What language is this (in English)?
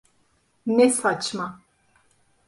Turkish